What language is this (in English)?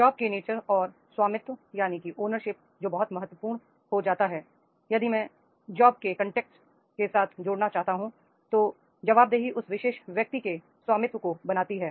Hindi